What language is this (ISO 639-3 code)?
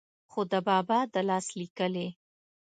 pus